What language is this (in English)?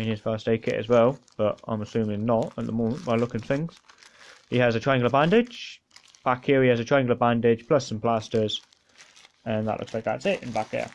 English